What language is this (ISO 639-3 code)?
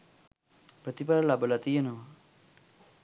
sin